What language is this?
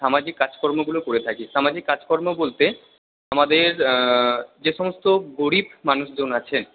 Bangla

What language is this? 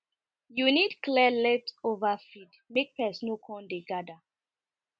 Nigerian Pidgin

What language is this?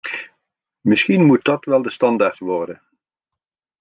Dutch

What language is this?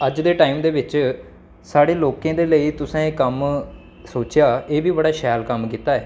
Dogri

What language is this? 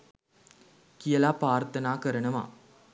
Sinhala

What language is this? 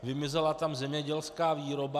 Czech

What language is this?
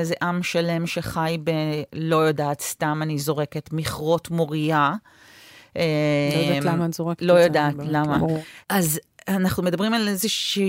Hebrew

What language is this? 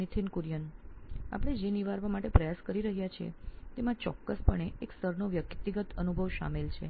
Gujarati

